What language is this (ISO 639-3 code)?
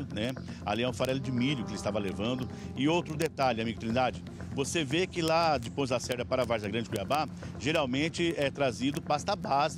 por